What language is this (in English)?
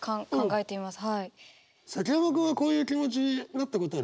Japanese